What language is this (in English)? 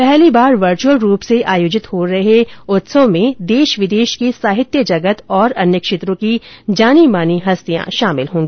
Hindi